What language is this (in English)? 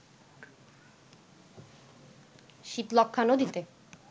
Bangla